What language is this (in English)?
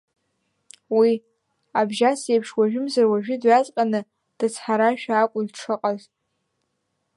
Abkhazian